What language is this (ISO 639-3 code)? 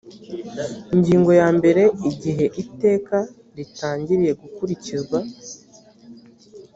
kin